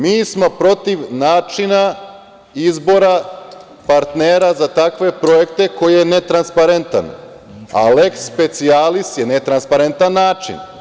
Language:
Serbian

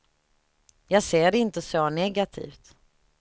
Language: Swedish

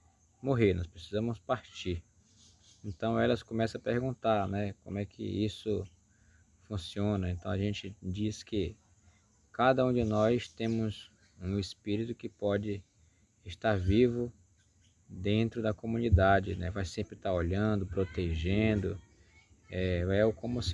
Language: Portuguese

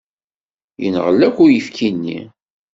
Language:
Kabyle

